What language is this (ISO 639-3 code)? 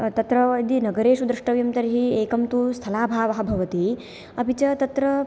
san